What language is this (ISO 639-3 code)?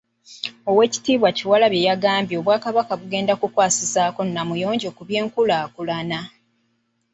lug